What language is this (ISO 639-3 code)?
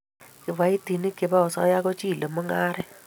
kln